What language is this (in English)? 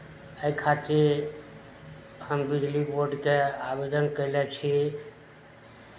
Maithili